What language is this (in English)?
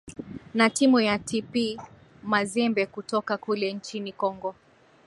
Swahili